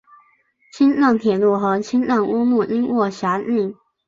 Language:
Chinese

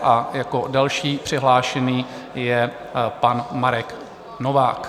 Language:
Czech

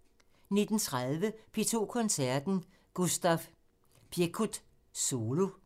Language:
Danish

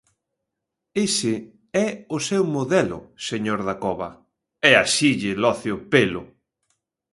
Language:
Galician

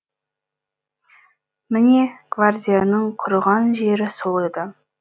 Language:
Kazakh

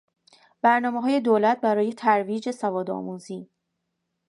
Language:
Persian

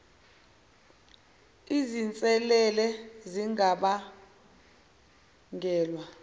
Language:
Zulu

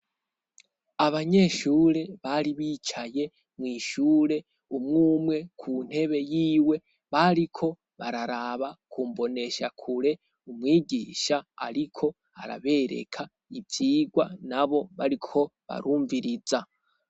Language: Rundi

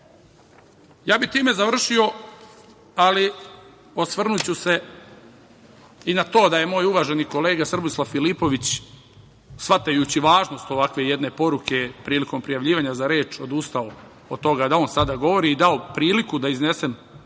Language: Serbian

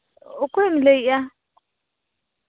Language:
Santali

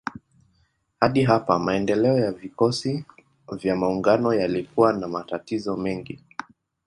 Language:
Swahili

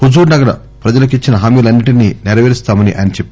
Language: Telugu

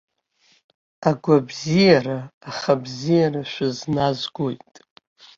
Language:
Abkhazian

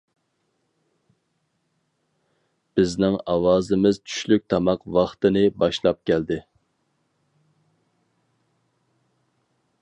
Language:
Uyghur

